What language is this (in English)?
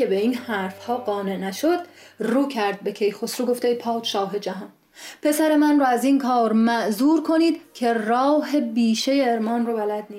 Persian